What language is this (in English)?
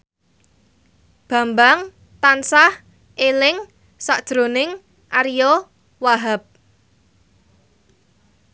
Javanese